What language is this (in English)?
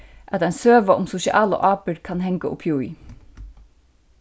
Faroese